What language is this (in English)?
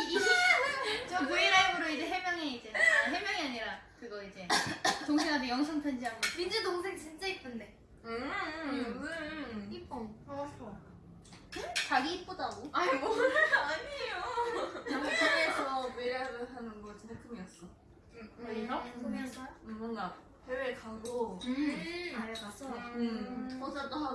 Korean